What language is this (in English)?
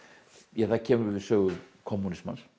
Icelandic